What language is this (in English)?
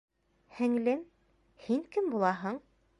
Bashkir